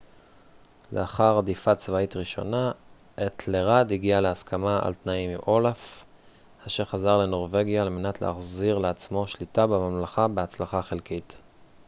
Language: Hebrew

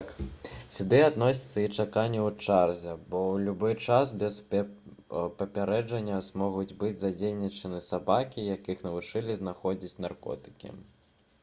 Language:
Belarusian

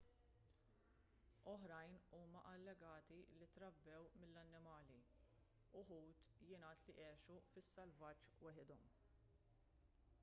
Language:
Maltese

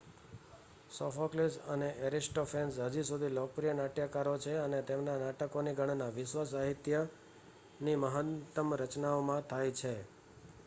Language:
Gujarati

